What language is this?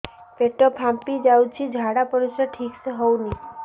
Odia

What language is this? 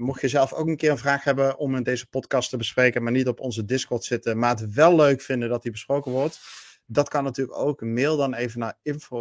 Dutch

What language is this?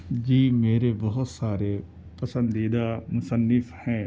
Urdu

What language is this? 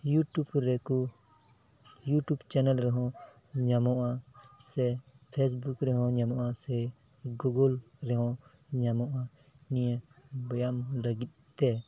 Santali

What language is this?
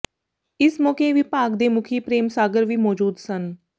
Punjabi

